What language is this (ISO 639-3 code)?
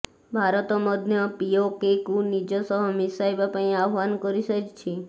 ori